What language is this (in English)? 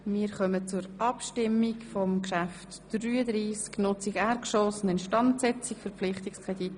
Swiss German